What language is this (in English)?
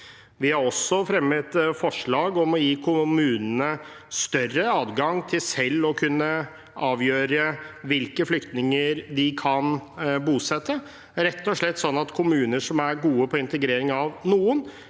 Norwegian